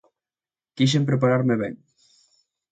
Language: Galician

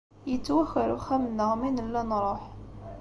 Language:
Kabyle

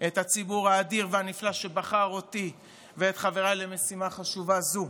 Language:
Hebrew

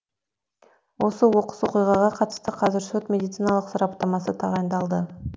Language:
Kazakh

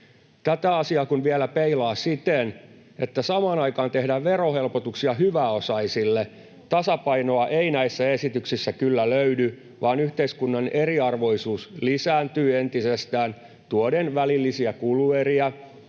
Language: Finnish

